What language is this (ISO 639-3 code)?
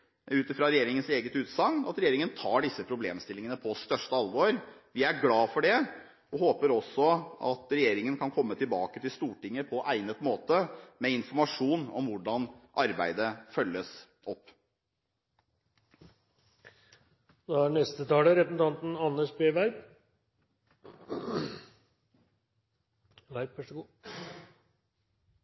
nob